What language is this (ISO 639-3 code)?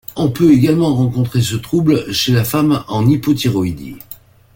fra